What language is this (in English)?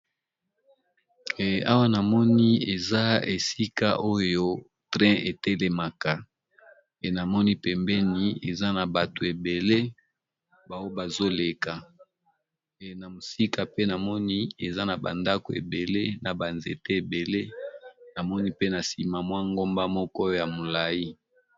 Lingala